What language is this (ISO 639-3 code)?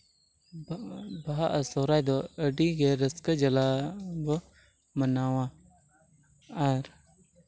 sat